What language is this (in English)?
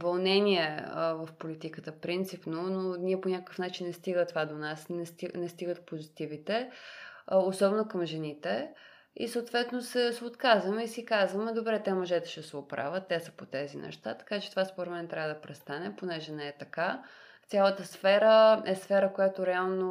Bulgarian